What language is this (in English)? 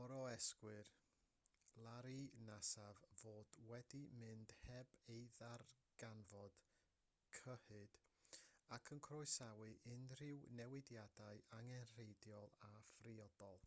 Welsh